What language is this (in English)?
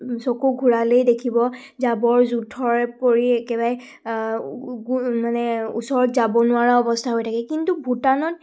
Assamese